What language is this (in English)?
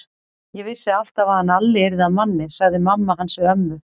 Icelandic